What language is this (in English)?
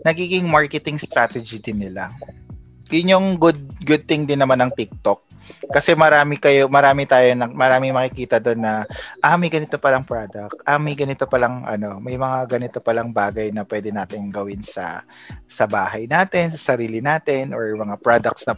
Filipino